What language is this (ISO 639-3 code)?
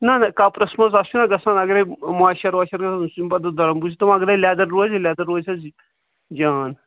kas